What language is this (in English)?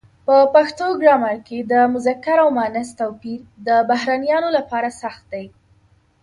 Pashto